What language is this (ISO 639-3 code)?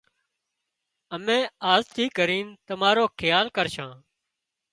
kxp